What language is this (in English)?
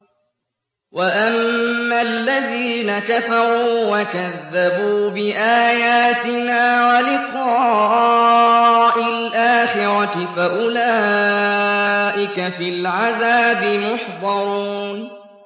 Arabic